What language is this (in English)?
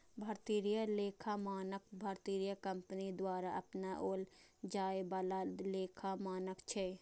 Maithili